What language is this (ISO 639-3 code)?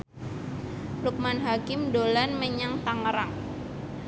jav